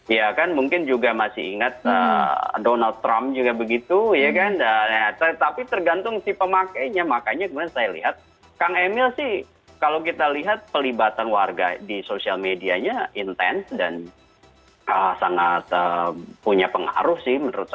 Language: Indonesian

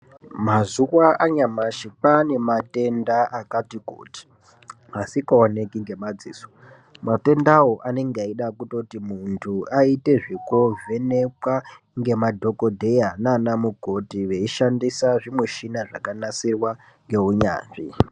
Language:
Ndau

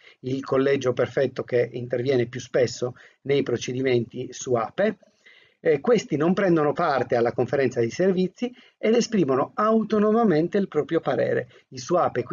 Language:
Italian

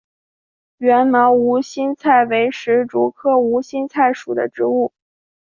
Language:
Chinese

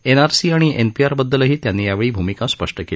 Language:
Marathi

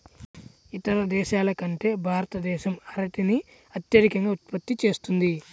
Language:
Telugu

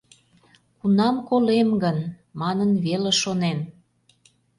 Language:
Mari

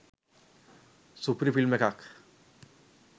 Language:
Sinhala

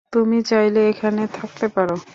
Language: Bangla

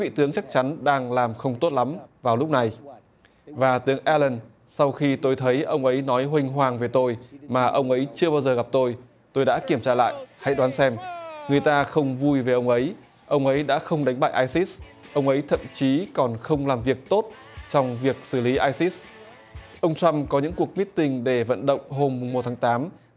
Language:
Vietnamese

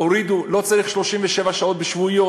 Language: Hebrew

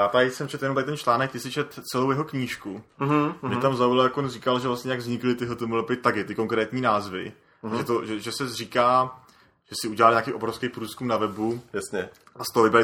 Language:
Czech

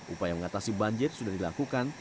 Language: Indonesian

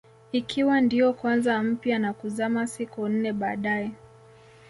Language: Swahili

